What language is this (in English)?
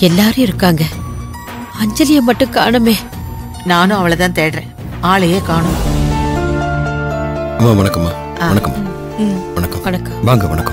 Korean